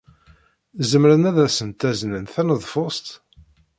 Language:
Kabyle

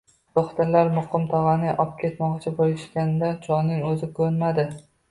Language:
Uzbek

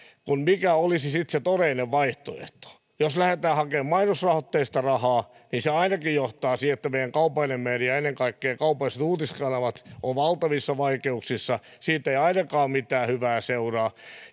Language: Finnish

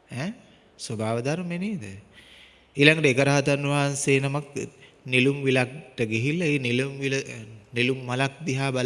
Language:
Sinhala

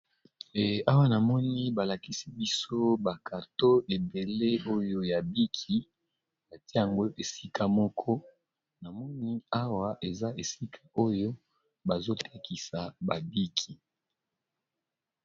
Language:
Lingala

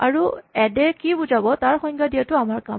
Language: Assamese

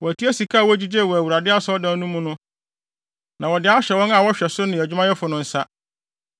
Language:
Akan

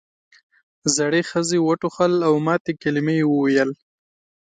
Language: Pashto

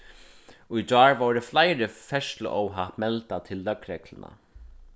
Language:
Faroese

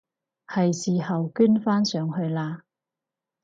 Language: Cantonese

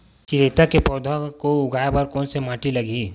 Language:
Chhattisgarhi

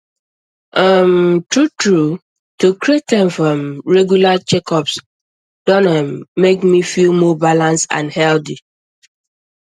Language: Nigerian Pidgin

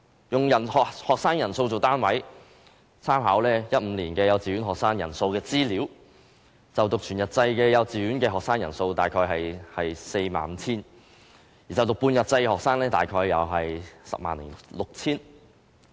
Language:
Cantonese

